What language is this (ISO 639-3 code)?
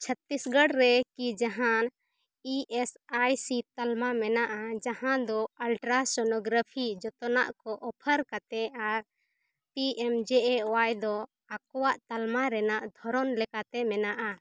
sat